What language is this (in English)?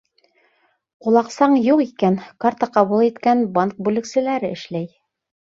Bashkir